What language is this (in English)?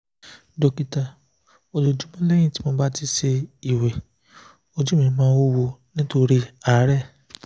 Yoruba